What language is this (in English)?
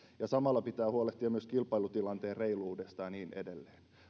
Finnish